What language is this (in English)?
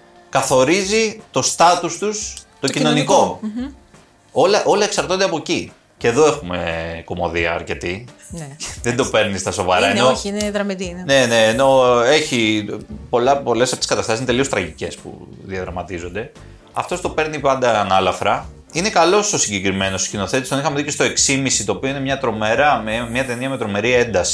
Greek